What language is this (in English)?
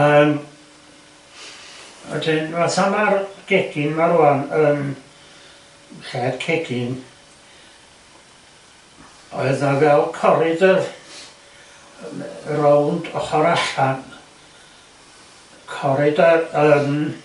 Welsh